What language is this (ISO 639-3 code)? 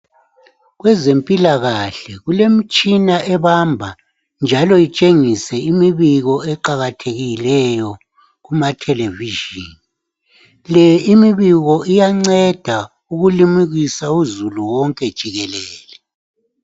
nde